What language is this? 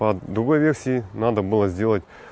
Russian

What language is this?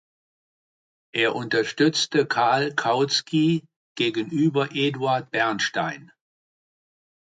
German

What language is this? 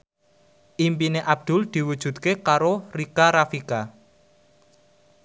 Javanese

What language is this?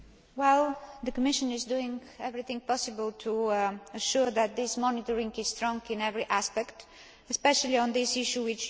English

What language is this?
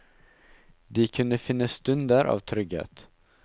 Norwegian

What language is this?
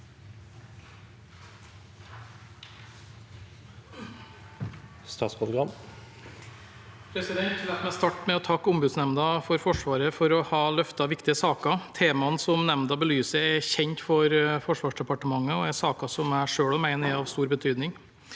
Norwegian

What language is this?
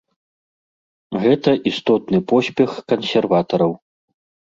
Belarusian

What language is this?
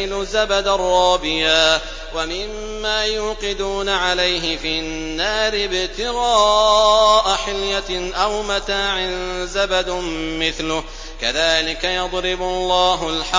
Arabic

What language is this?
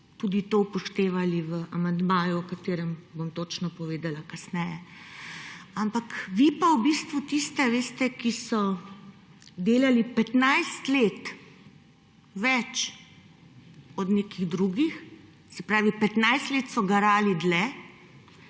Slovenian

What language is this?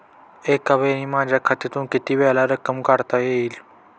Marathi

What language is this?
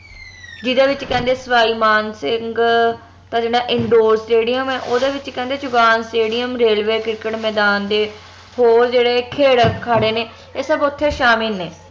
Punjabi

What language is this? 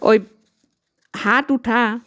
Assamese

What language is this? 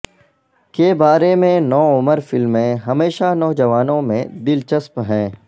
Urdu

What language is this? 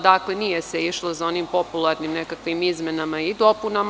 Serbian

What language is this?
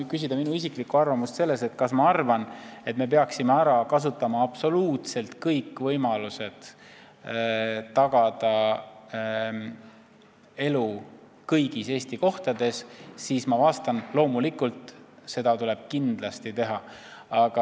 Estonian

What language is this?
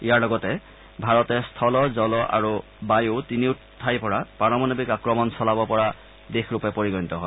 Assamese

